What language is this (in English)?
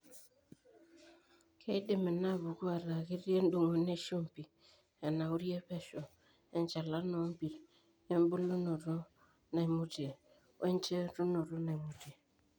Masai